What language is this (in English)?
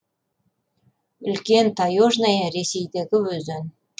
Kazakh